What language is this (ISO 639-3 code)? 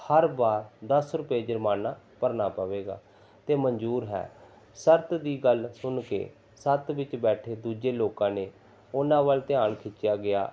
pan